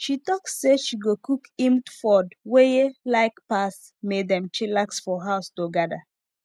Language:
Nigerian Pidgin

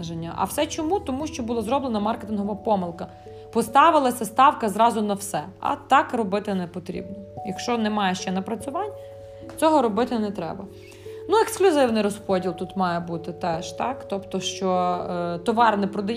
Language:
Ukrainian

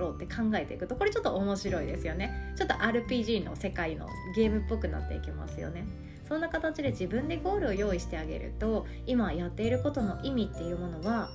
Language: Japanese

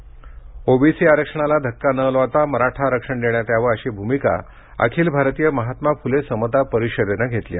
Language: Marathi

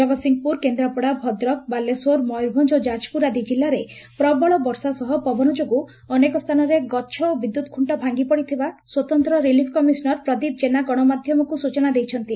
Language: Odia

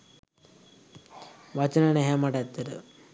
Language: Sinhala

